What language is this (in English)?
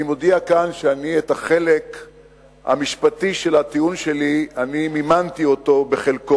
Hebrew